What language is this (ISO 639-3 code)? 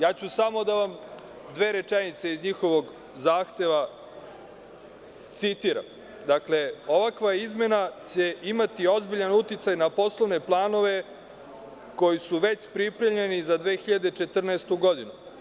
srp